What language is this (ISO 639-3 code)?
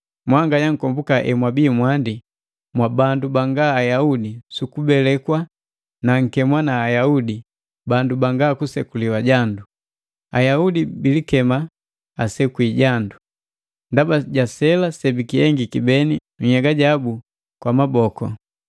mgv